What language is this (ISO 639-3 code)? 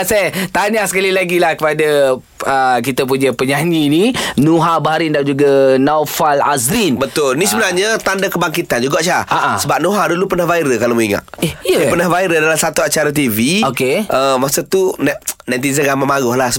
msa